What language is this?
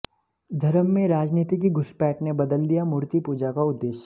Hindi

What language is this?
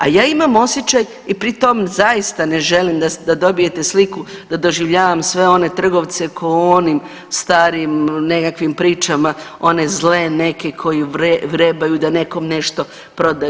Croatian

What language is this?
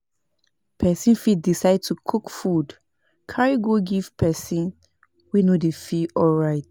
Nigerian Pidgin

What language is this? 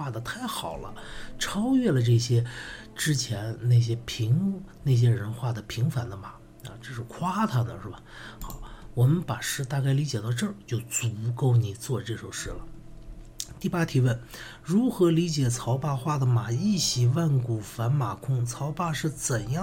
Chinese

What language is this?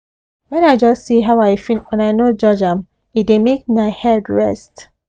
Nigerian Pidgin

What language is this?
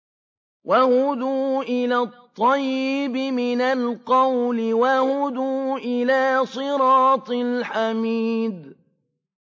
Arabic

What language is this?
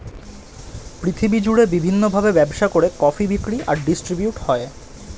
Bangla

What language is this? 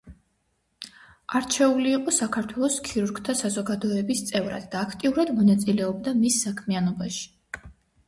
Georgian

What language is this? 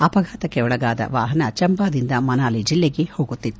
Kannada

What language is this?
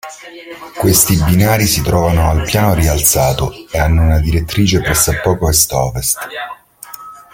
Italian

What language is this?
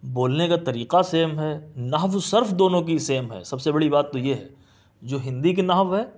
Urdu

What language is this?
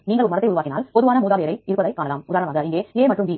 Tamil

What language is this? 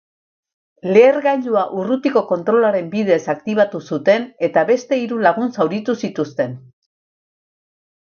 Basque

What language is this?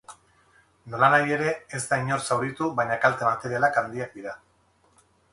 Basque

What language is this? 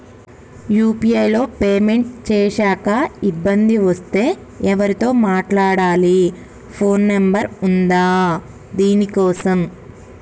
Telugu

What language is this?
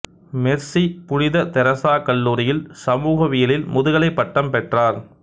Tamil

